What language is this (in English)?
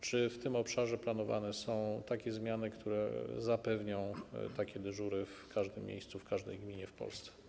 Polish